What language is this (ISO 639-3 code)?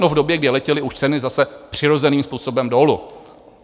ces